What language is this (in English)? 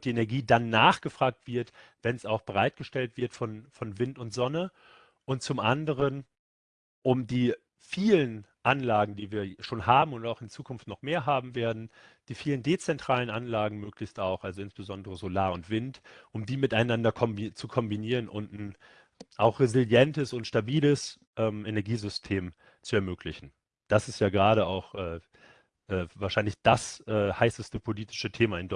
German